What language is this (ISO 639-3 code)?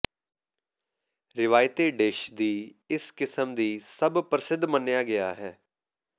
pan